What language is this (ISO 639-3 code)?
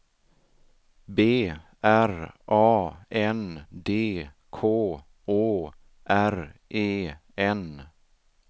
swe